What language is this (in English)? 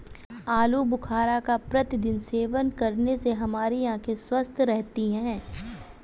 Hindi